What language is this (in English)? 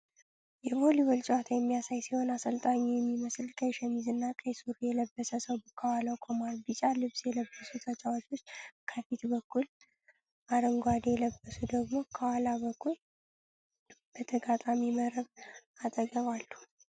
Amharic